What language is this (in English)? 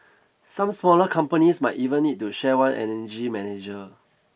English